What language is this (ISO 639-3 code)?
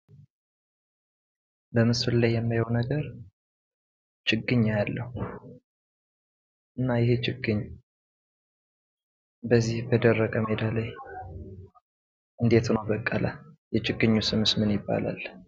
amh